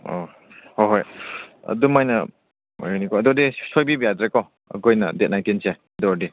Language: Manipuri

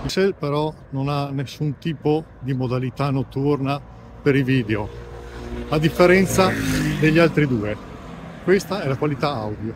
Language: Italian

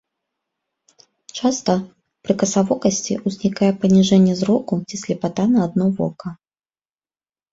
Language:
Belarusian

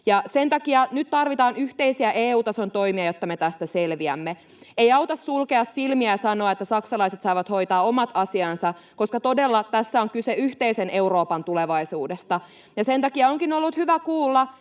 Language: Finnish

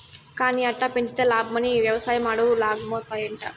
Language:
Telugu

